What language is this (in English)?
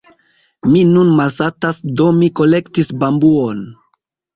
Esperanto